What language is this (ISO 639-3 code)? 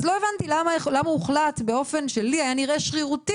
heb